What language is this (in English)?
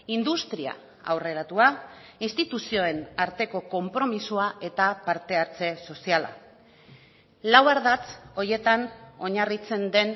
Basque